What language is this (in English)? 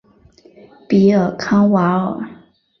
Chinese